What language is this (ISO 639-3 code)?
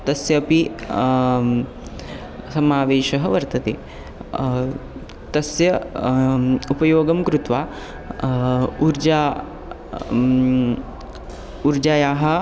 san